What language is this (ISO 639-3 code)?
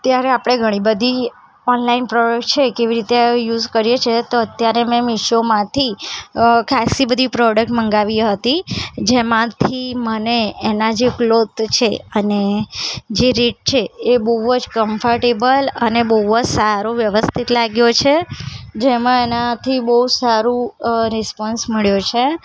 guj